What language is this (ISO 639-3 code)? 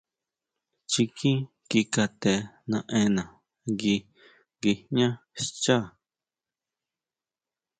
mau